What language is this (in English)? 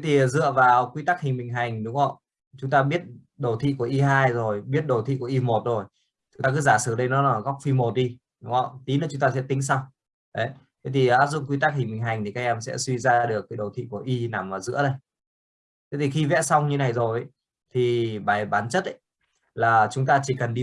Vietnamese